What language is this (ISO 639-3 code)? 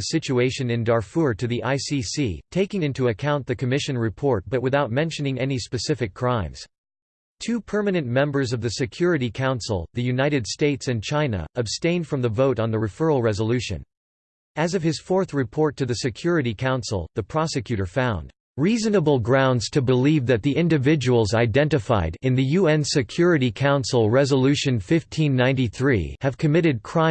eng